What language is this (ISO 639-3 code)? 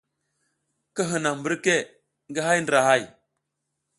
giz